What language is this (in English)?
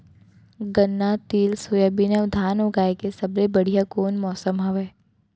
Chhattisgarhi